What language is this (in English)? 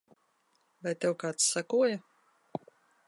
Latvian